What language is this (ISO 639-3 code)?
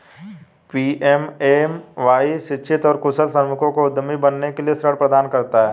hin